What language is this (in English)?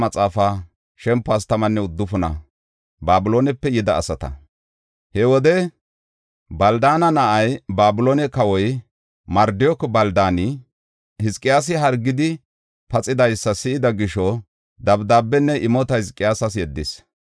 Gofa